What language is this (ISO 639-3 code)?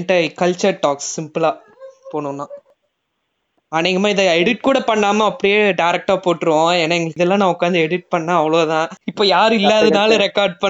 tam